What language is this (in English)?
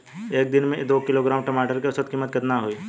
Bhojpuri